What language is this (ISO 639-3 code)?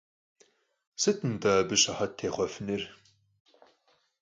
kbd